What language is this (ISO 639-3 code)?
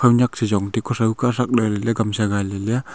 nnp